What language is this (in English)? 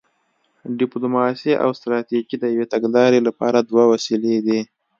Pashto